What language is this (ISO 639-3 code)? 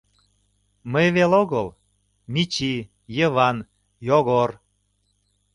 chm